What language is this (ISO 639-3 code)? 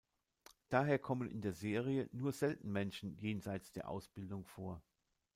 deu